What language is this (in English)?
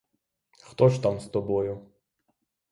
Ukrainian